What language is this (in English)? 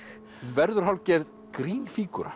Icelandic